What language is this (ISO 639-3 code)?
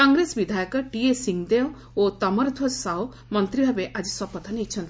ori